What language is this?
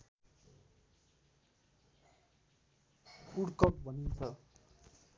Nepali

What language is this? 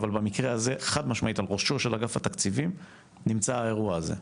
Hebrew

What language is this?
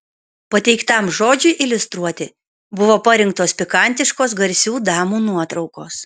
Lithuanian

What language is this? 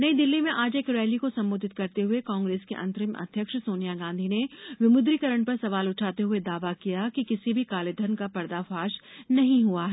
Hindi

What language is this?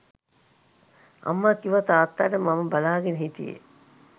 Sinhala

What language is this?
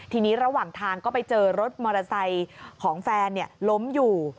Thai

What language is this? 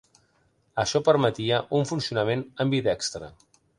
Catalan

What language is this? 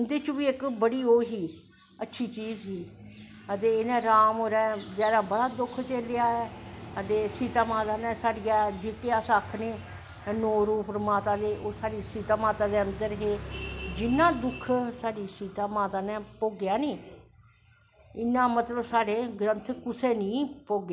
Dogri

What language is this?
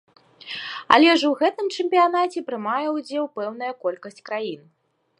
Belarusian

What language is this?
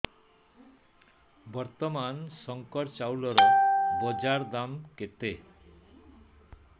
Odia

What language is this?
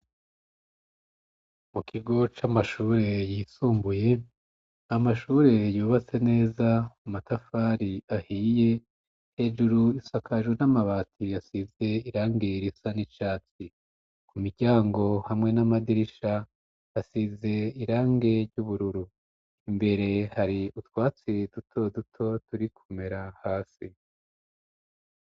Rundi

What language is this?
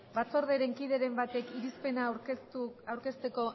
Basque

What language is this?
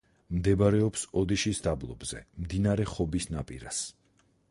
Georgian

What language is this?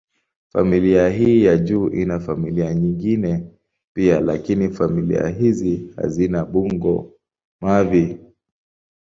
Swahili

